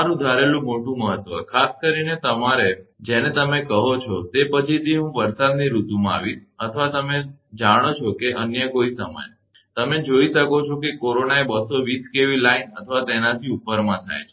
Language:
Gujarati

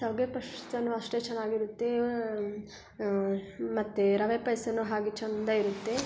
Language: Kannada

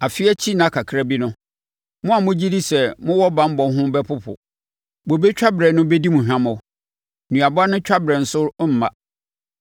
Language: Akan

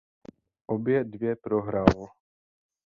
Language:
Czech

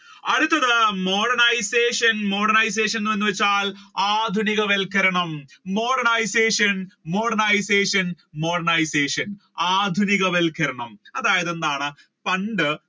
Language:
Malayalam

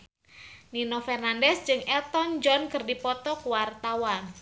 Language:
Sundanese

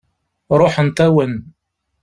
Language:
Kabyle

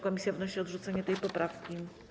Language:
Polish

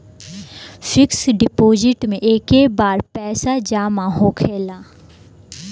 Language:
Bhojpuri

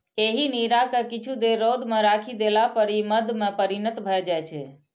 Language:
Maithili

